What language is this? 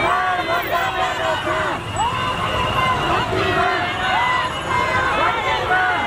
Arabic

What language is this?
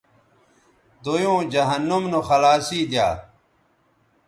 Bateri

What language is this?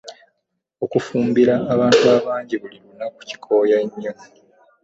Ganda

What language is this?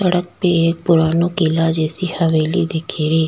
Rajasthani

